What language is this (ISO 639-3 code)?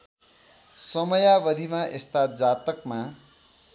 nep